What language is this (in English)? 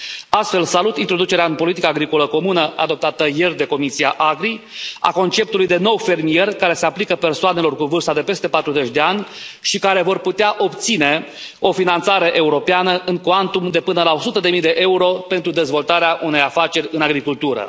Romanian